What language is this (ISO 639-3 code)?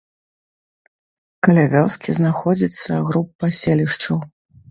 bel